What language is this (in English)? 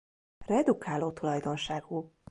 Hungarian